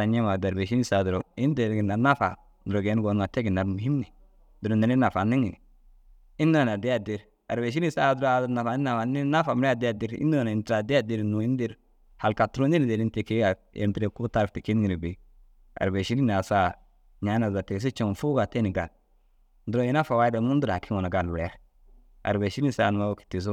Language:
Dazaga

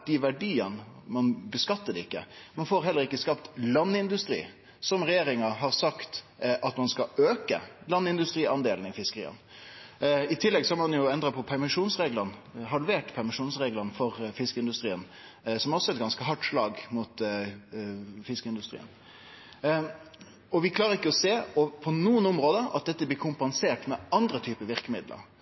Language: Norwegian Nynorsk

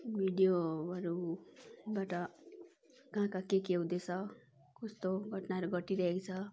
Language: Nepali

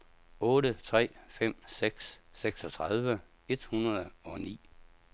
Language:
Danish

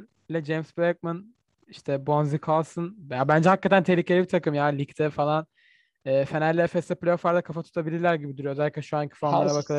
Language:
Turkish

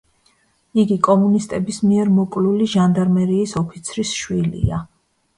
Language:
Georgian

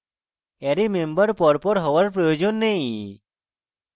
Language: Bangla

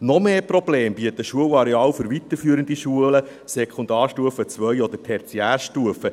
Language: Swiss German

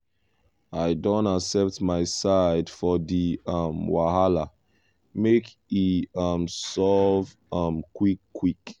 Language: Nigerian Pidgin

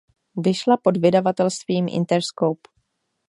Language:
Czech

